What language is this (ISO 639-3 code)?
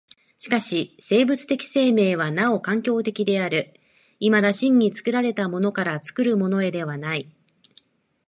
jpn